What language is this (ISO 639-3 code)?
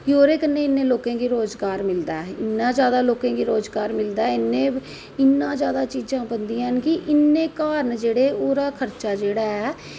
doi